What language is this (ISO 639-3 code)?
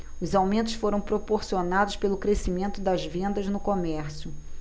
por